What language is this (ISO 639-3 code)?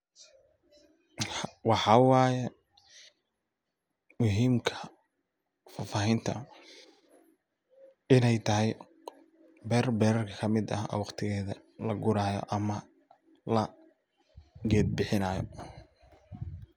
som